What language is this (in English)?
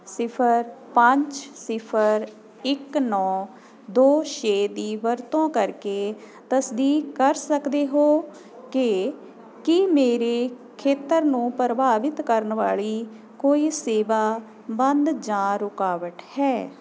Punjabi